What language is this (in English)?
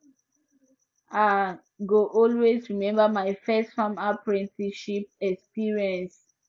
Nigerian Pidgin